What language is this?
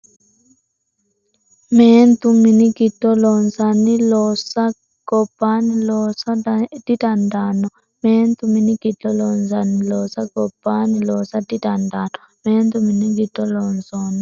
Sidamo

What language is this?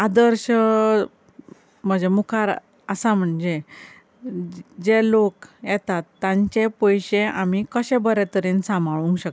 Konkani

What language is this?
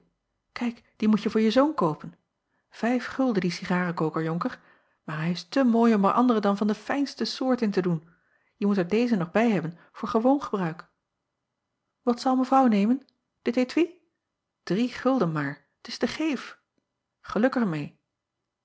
Dutch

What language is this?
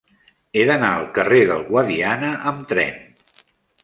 Catalan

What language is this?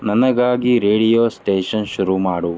Kannada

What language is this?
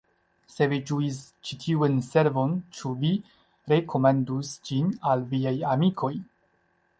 Esperanto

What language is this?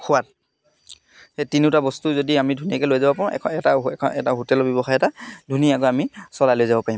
Assamese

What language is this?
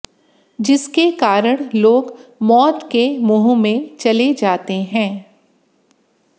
Hindi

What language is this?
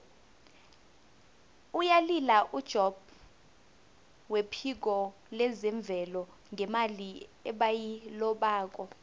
South Ndebele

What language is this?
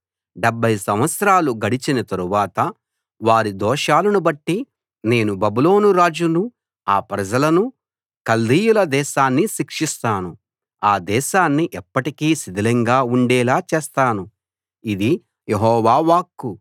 Telugu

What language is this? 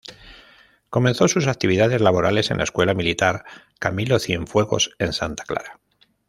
Spanish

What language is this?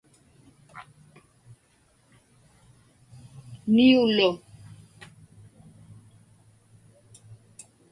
Inupiaq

